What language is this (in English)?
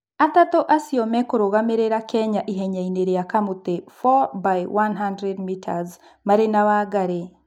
Kikuyu